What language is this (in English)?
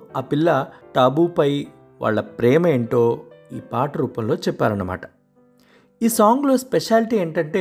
Telugu